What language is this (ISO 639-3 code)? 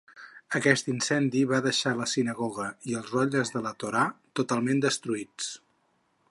cat